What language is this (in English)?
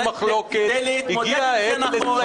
Hebrew